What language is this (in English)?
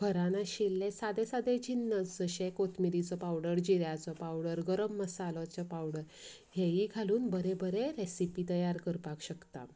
Konkani